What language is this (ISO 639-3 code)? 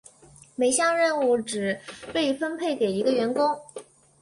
zho